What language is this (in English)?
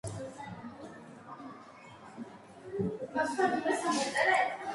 Georgian